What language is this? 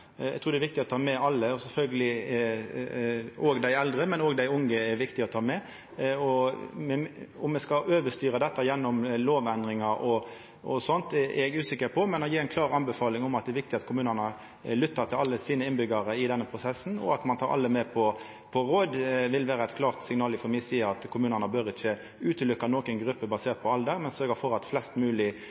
Norwegian Nynorsk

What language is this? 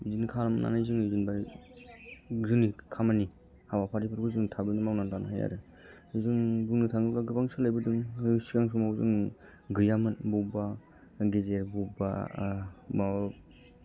Bodo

